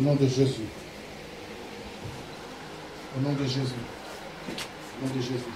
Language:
French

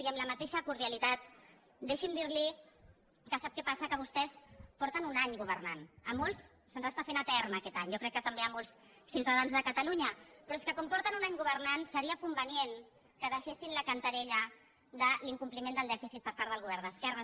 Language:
Catalan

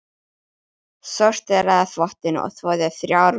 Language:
Icelandic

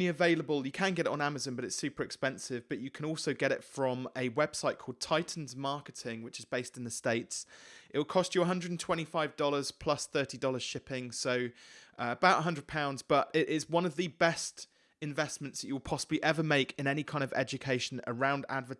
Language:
English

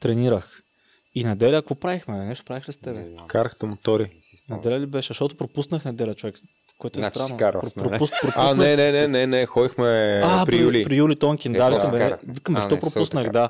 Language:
Bulgarian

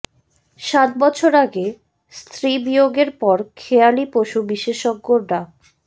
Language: Bangla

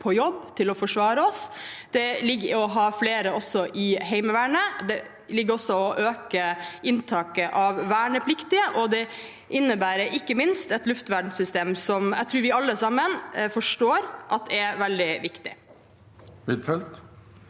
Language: Norwegian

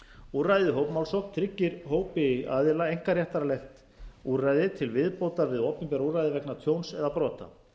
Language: Icelandic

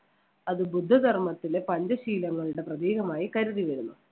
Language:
Malayalam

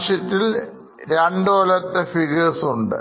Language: Malayalam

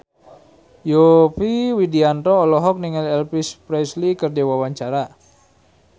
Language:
Sundanese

